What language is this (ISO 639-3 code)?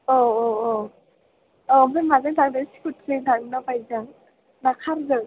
brx